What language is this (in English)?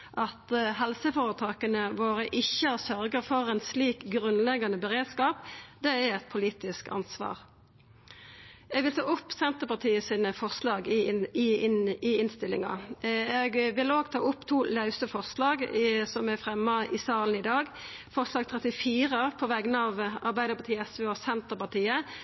Norwegian Nynorsk